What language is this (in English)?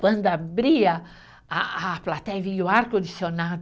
Portuguese